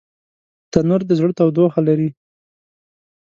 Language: Pashto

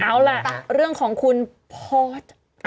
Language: Thai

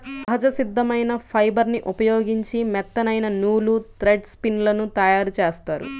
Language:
Telugu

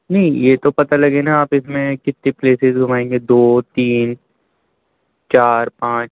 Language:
Urdu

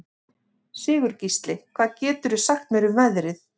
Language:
Icelandic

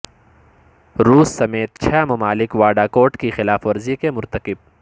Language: Urdu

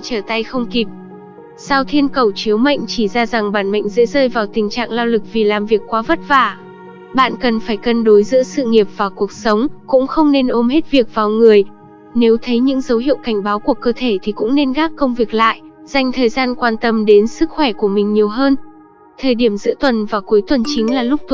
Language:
Vietnamese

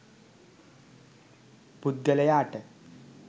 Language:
Sinhala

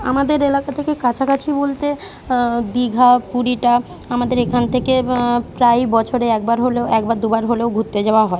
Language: Bangla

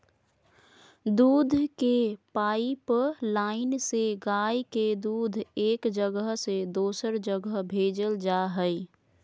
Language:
Magahi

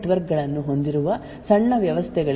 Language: Kannada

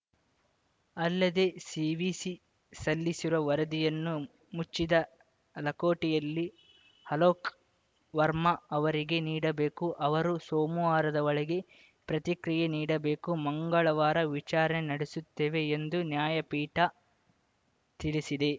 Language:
Kannada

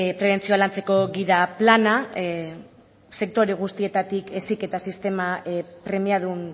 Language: Basque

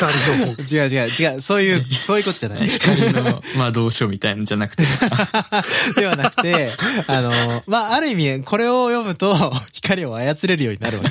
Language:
Japanese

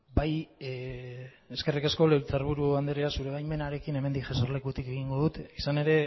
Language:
Basque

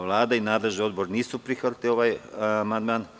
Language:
Serbian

